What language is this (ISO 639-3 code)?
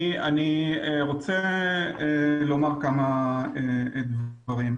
heb